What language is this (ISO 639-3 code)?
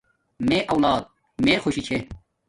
dmk